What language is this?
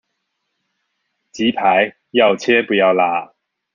Chinese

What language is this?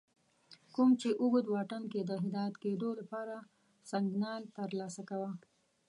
Pashto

